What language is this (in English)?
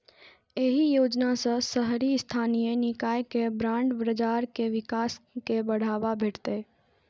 Maithili